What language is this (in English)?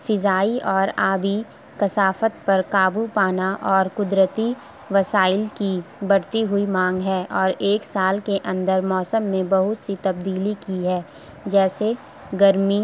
Urdu